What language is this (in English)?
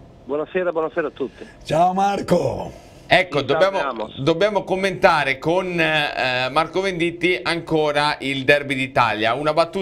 Italian